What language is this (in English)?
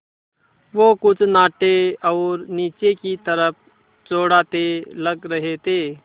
Hindi